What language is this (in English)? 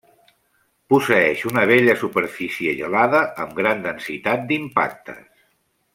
Catalan